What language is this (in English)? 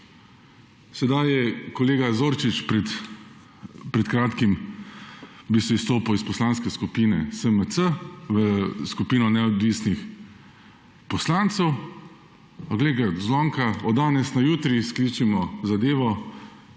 Slovenian